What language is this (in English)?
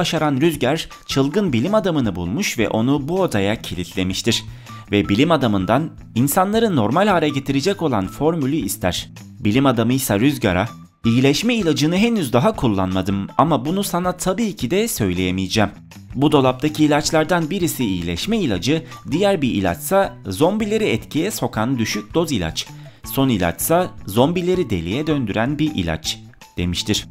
Turkish